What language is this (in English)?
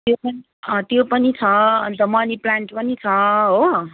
Nepali